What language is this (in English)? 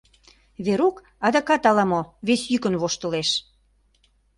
Mari